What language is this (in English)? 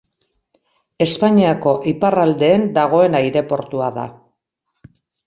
Basque